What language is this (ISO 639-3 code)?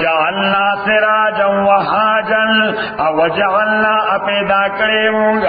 urd